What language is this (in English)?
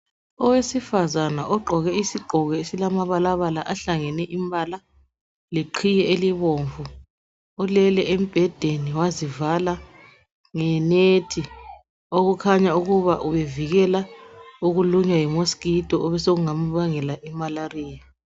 North Ndebele